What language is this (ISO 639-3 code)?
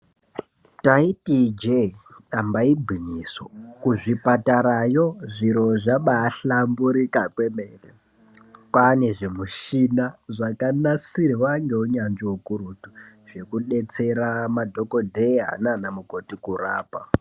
ndc